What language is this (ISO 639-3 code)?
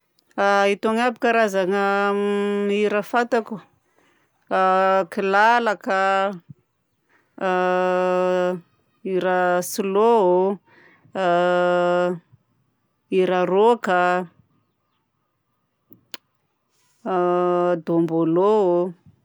bzc